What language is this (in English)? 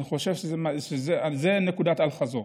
Hebrew